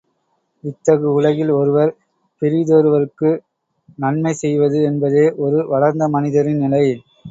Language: Tamil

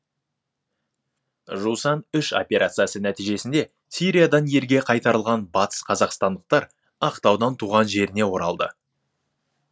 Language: Kazakh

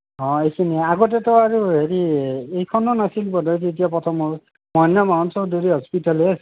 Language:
Assamese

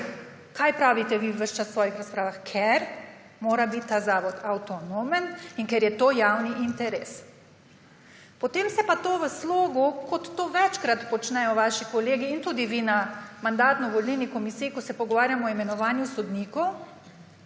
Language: Slovenian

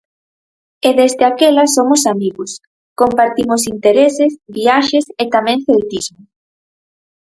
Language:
Galician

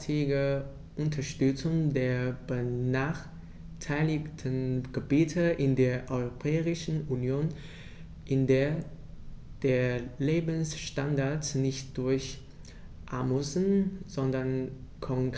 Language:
German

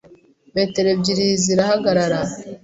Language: Kinyarwanda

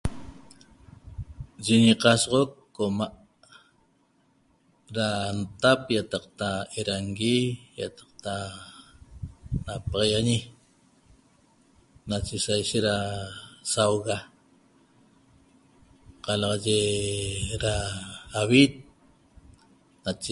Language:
Toba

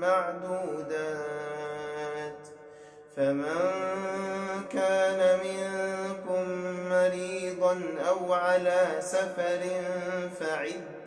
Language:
Arabic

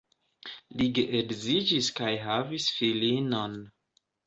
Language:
Esperanto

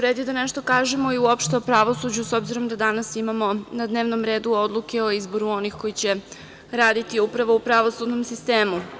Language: Serbian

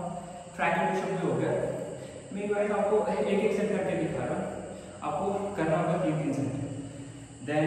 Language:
Hindi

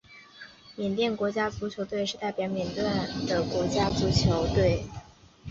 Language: Chinese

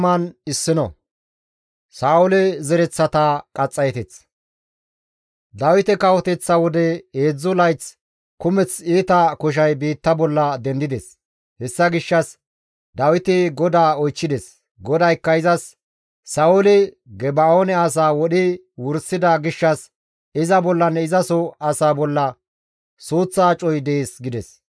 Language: Gamo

